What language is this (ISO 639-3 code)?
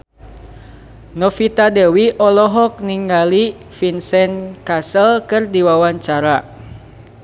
sun